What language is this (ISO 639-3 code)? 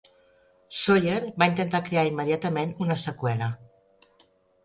cat